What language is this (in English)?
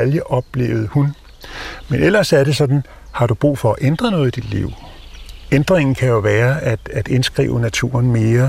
Danish